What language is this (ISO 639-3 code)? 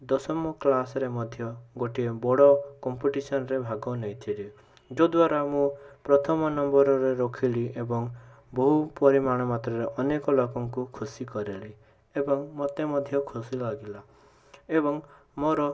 ori